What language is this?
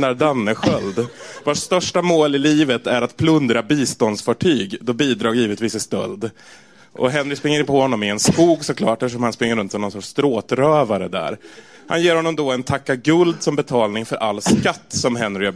Swedish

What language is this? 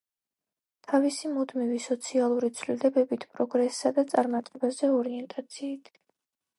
Georgian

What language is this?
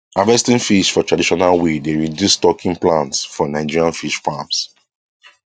Nigerian Pidgin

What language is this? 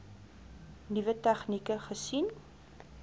Afrikaans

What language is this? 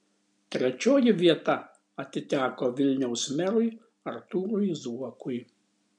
Lithuanian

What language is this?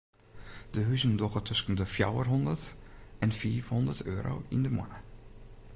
Western Frisian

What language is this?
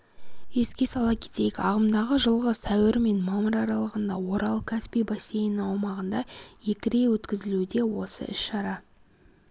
Kazakh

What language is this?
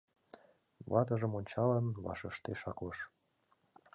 Mari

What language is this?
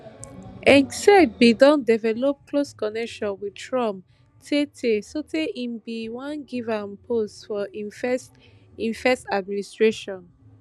Nigerian Pidgin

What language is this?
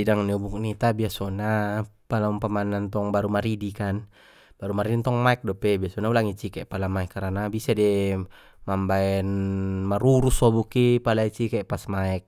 Batak Mandailing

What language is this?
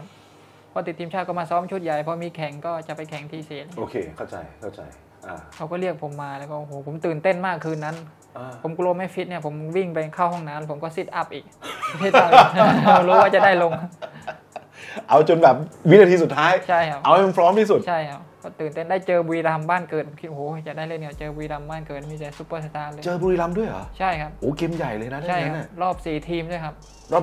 Thai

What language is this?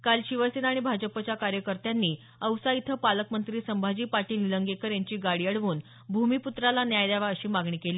Marathi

